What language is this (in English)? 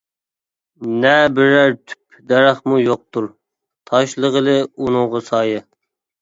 Uyghur